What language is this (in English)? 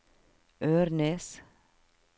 Norwegian